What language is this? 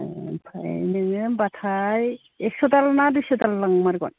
Bodo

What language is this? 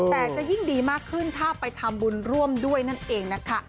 Thai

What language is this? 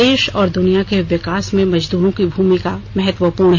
Hindi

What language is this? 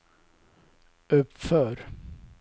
Swedish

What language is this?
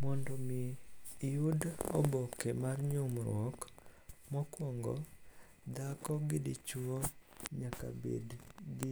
Luo (Kenya and Tanzania)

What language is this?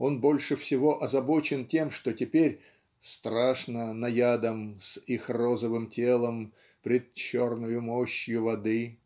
Russian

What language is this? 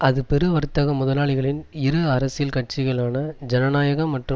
Tamil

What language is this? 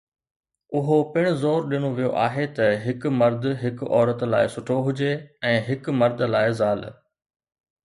Sindhi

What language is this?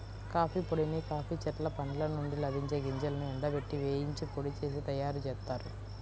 Telugu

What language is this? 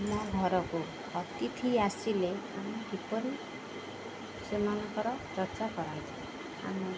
Odia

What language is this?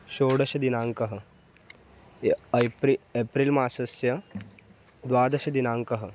Sanskrit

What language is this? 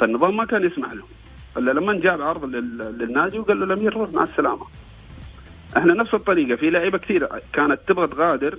Arabic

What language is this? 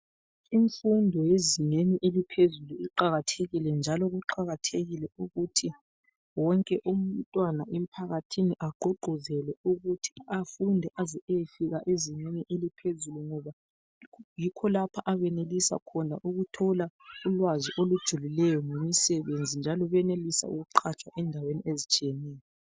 North Ndebele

